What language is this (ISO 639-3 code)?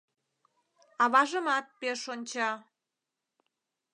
chm